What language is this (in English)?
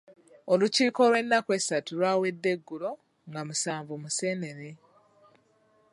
Ganda